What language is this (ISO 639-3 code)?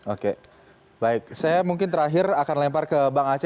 ind